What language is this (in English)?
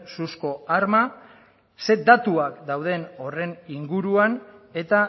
Basque